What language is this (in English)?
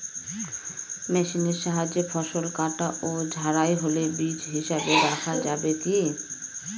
Bangla